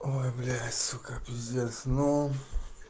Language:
Russian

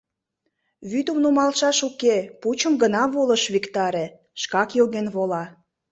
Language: Mari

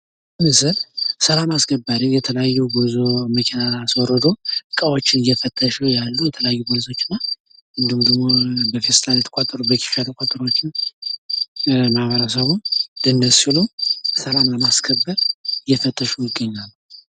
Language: Amharic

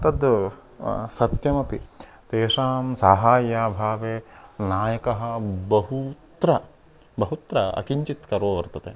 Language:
Sanskrit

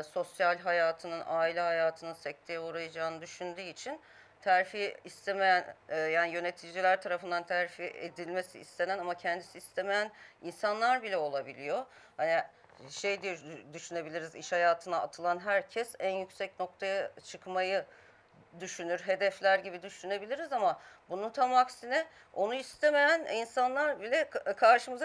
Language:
Turkish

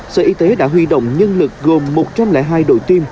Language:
Vietnamese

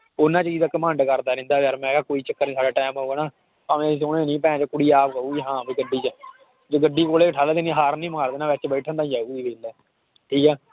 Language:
Punjabi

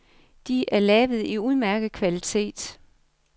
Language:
Danish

